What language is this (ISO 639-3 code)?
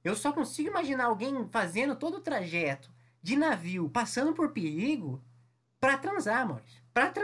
por